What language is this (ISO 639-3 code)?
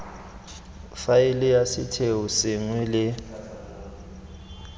tsn